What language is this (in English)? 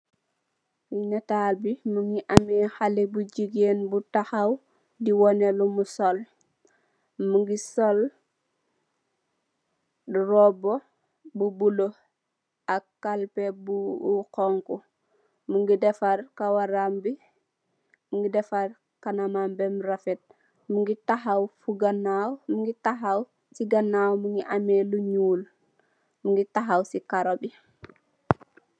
Wolof